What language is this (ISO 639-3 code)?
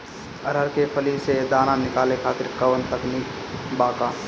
bho